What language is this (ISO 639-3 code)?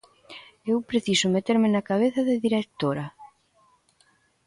glg